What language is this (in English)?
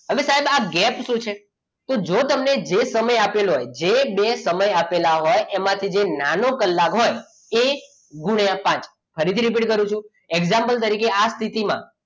Gujarati